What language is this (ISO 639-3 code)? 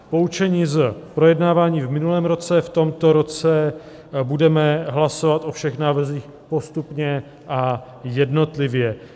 ces